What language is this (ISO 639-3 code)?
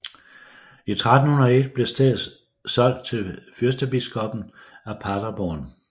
dan